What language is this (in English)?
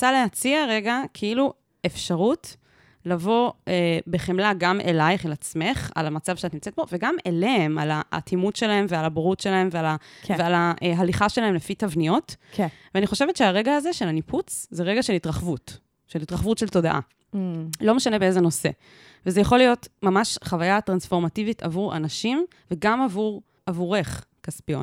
Hebrew